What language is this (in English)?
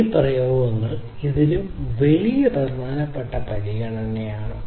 Malayalam